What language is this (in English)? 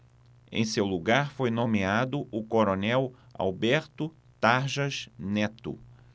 Portuguese